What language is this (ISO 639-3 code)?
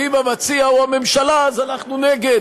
heb